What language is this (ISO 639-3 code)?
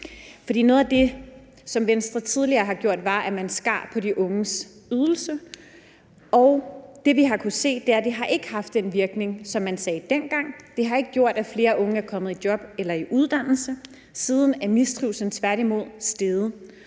dan